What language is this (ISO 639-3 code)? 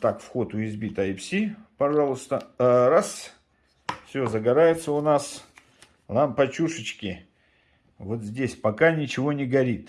rus